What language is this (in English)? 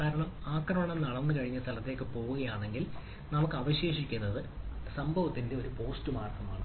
Malayalam